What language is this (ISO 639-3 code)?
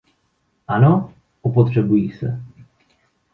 ces